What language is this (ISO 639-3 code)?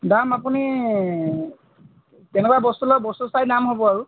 asm